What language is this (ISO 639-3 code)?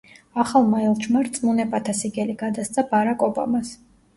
kat